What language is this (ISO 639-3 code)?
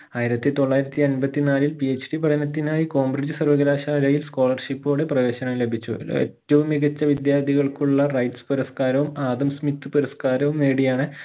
mal